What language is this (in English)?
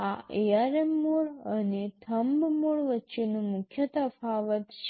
Gujarati